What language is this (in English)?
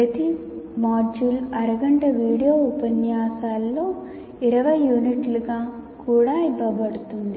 Telugu